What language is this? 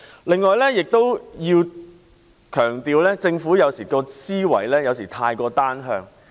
Cantonese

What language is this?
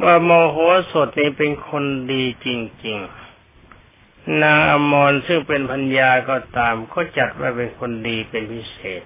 Thai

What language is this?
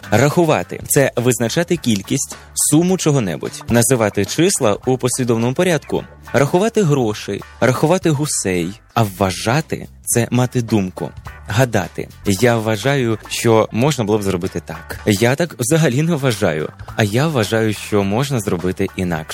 Ukrainian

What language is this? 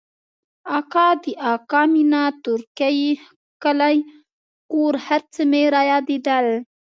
Pashto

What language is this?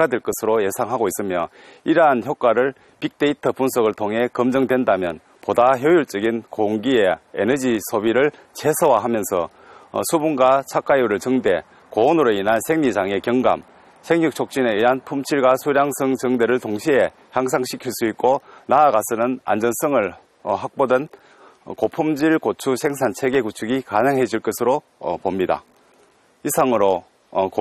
Korean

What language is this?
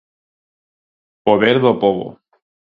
Galician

